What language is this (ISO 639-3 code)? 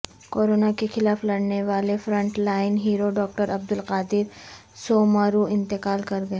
urd